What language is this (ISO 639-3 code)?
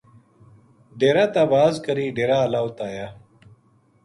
gju